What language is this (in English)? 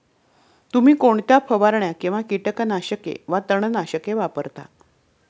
Marathi